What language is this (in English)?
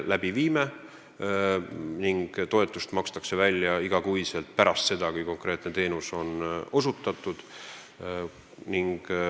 Estonian